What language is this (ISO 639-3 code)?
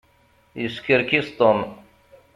kab